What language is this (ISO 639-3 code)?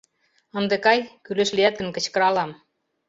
chm